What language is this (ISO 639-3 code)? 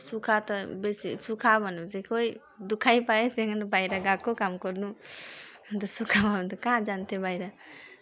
nep